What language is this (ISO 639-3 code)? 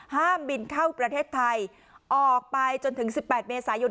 tha